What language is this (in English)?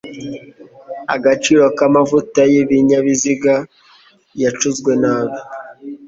Kinyarwanda